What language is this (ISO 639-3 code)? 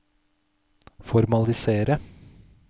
nor